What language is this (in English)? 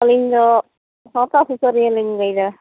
Santali